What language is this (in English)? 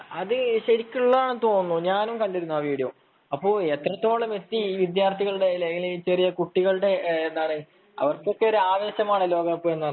Malayalam